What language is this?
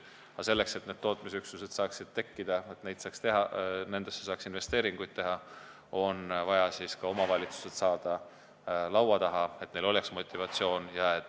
Estonian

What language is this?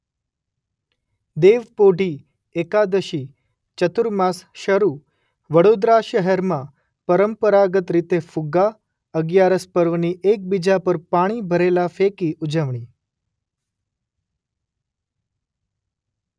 Gujarati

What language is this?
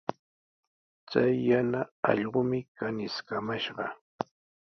Sihuas Ancash Quechua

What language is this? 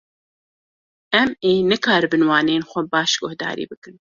Kurdish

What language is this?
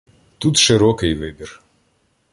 Ukrainian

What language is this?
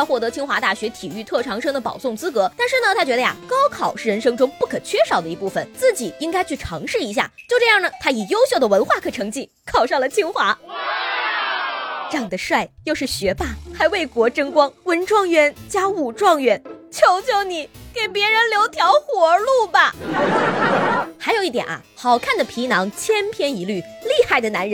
Chinese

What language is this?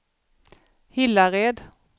Swedish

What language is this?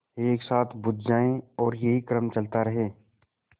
Hindi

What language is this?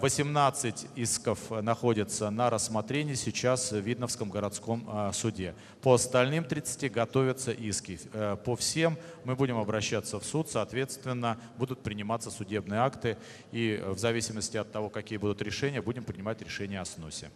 Russian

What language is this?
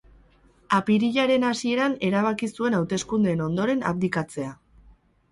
Basque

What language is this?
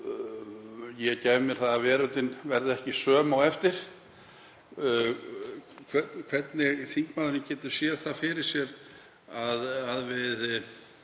Icelandic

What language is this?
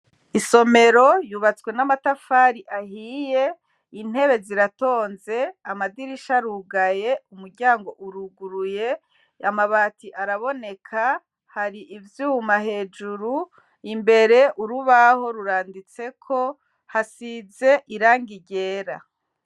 Rundi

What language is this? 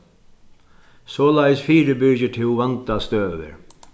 Faroese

